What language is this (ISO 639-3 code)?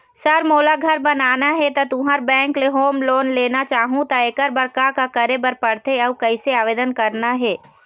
hne